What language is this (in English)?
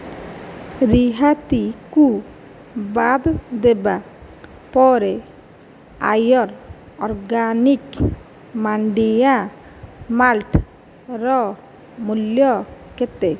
Odia